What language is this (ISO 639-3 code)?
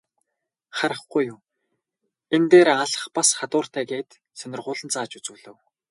mon